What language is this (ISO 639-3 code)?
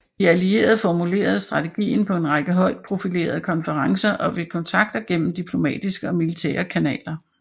dan